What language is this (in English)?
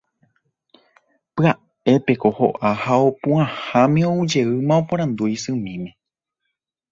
Guarani